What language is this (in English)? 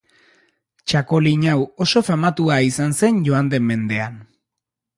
Basque